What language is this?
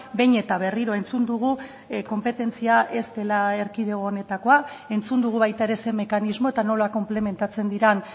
Basque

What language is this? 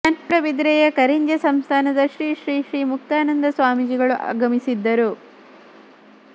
Kannada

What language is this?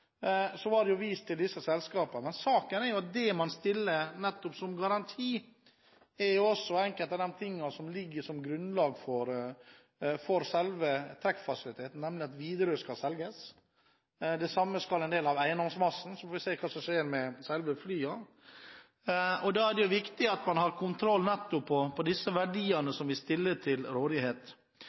Norwegian Bokmål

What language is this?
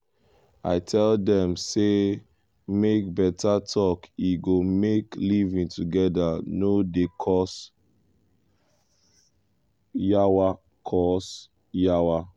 Nigerian Pidgin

